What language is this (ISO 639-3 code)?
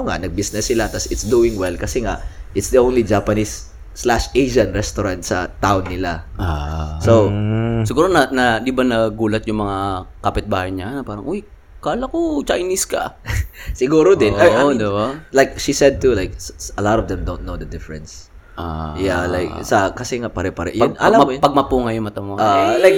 fil